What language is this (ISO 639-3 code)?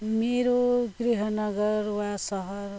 nep